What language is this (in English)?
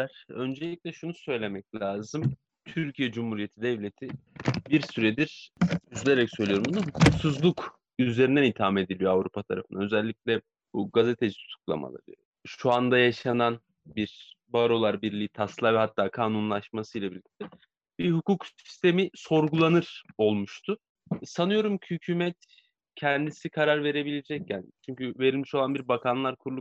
Turkish